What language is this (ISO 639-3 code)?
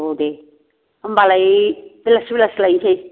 brx